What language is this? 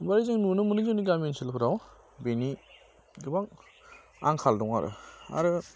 Bodo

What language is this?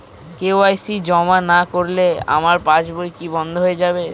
Bangla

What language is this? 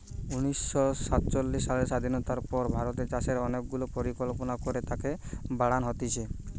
Bangla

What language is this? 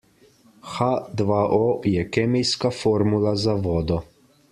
Slovenian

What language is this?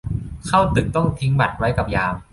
Thai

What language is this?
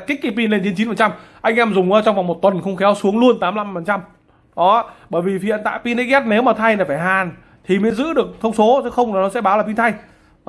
Vietnamese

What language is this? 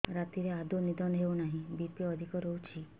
Odia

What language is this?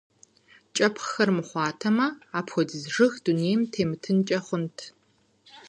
Kabardian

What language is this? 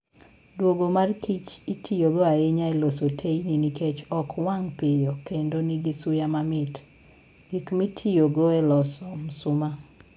Luo (Kenya and Tanzania)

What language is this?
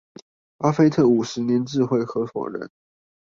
Chinese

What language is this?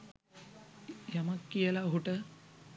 Sinhala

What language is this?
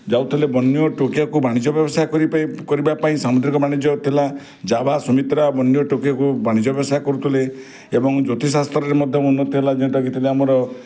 Odia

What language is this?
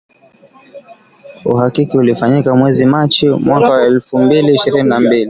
Swahili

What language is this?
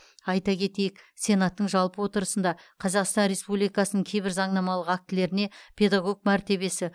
Kazakh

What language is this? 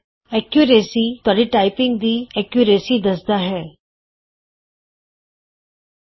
Punjabi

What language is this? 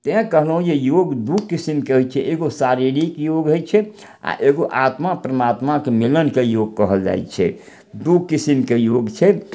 Maithili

